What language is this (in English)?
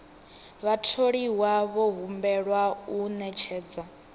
Venda